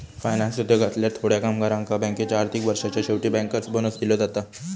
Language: Marathi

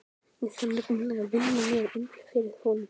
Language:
Icelandic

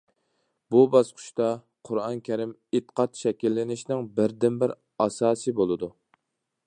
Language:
Uyghur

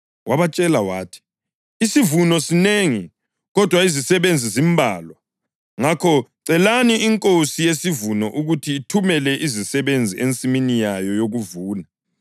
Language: North Ndebele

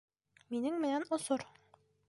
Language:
Bashkir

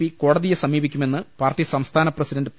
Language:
Malayalam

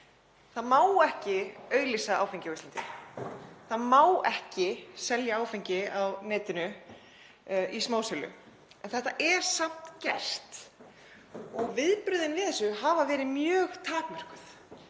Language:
Icelandic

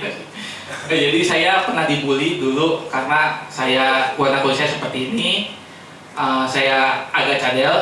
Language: Indonesian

